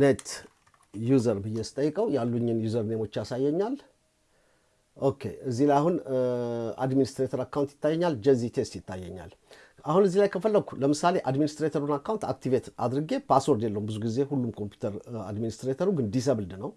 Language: Amharic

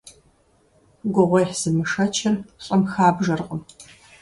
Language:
Kabardian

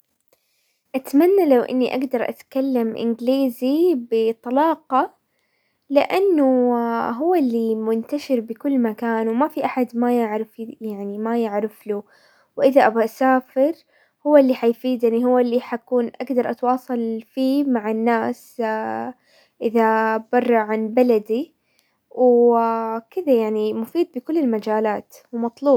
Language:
Hijazi Arabic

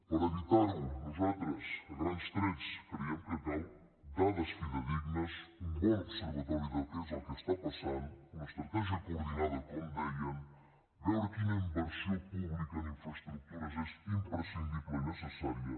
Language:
Catalan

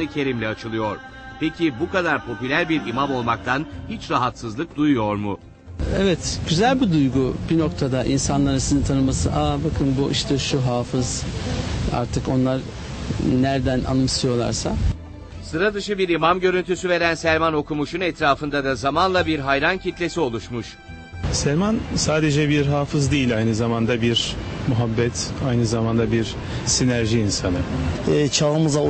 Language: Turkish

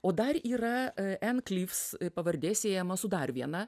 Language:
Lithuanian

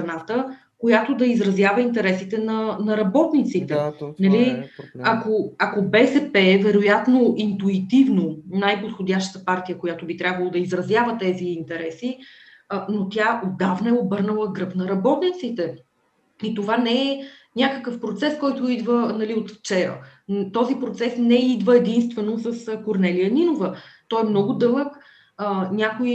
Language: Bulgarian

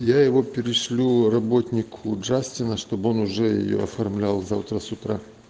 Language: Russian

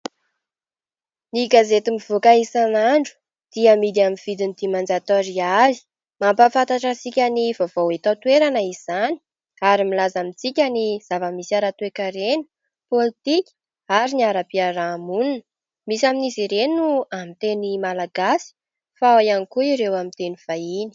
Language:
Malagasy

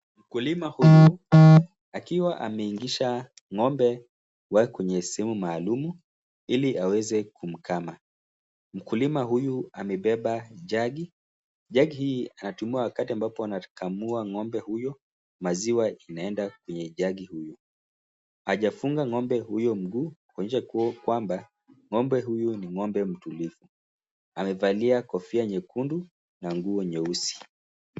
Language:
Swahili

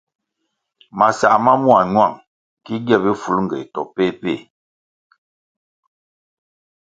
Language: Kwasio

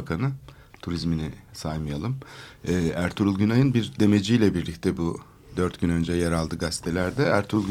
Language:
Turkish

